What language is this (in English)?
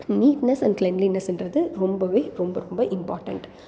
Tamil